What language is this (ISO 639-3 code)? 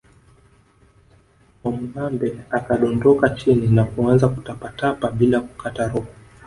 swa